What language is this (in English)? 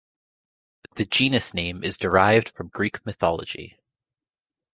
English